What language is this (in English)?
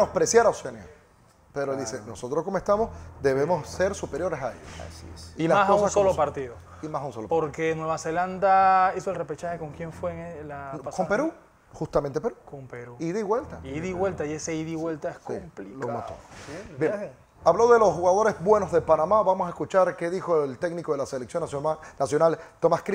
Spanish